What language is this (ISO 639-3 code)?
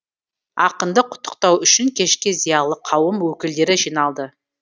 kaz